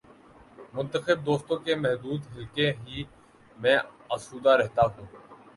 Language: Urdu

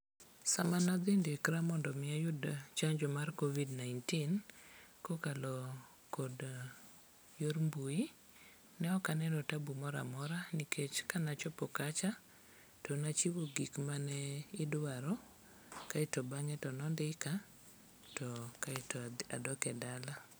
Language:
Luo (Kenya and Tanzania)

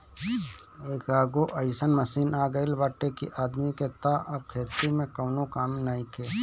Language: Bhojpuri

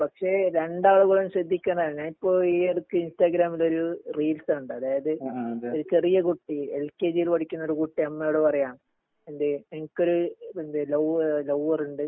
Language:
Malayalam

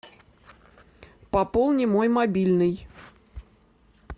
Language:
Russian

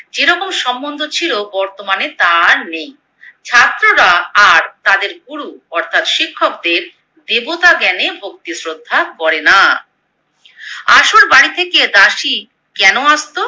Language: Bangla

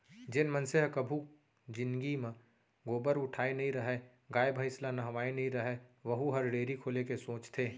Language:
Chhattisgarhi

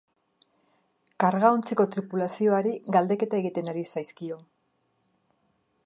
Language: Basque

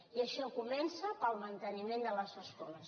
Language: Catalan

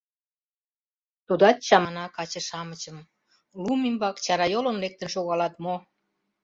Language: Mari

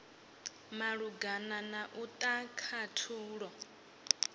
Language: Venda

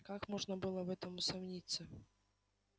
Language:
Russian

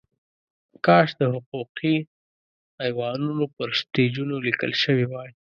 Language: Pashto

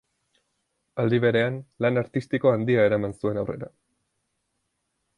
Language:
Basque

